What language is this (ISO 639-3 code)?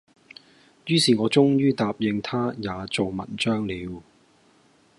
yue